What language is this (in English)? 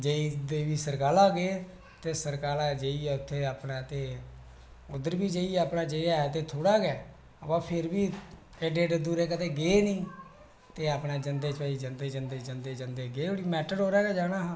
Dogri